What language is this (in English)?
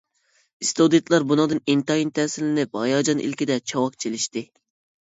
Uyghur